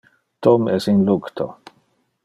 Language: Interlingua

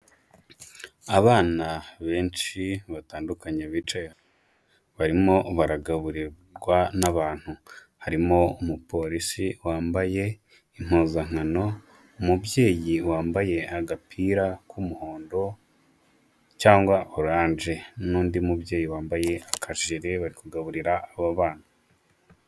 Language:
Kinyarwanda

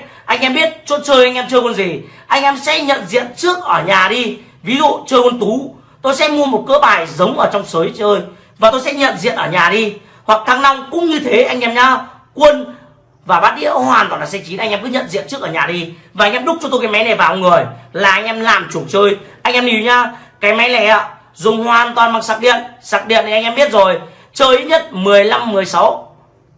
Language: Vietnamese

